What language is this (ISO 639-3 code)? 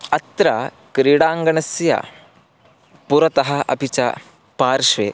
san